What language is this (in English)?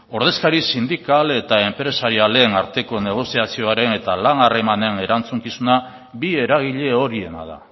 Basque